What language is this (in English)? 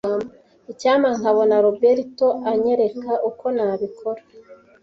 Kinyarwanda